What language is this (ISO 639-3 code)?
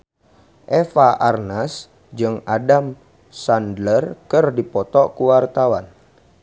sun